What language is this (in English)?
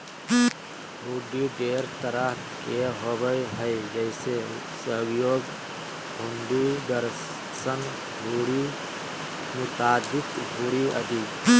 Magahi